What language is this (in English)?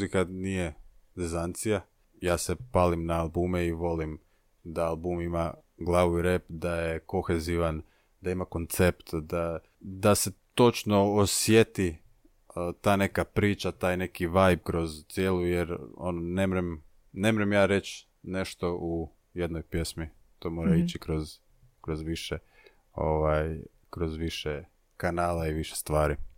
Croatian